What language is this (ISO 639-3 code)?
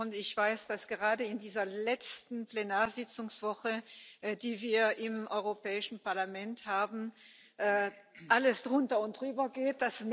deu